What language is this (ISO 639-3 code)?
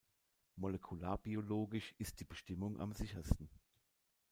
deu